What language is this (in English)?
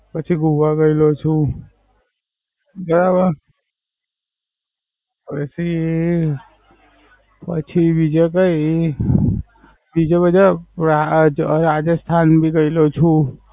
Gujarati